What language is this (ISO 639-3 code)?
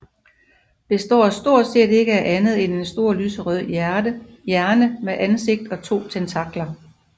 dan